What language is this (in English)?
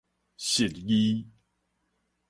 Min Nan Chinese